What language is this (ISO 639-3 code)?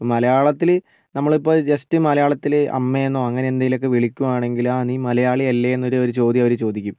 mal